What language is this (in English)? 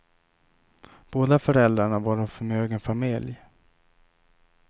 Swedish